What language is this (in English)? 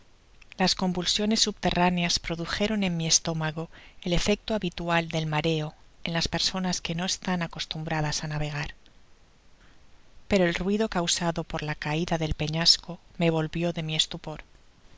Spanish